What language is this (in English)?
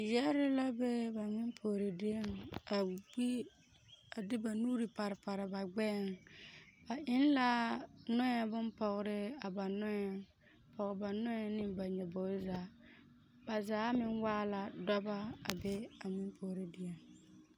Southern Dagaare